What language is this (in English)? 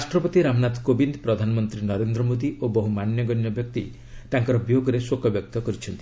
Odia